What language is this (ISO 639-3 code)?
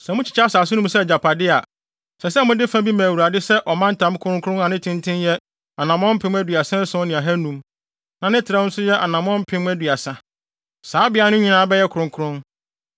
aka